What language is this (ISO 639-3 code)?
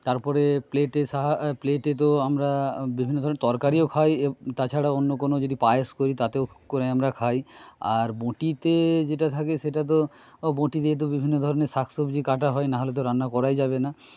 ben